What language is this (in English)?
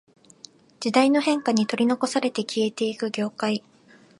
Japanese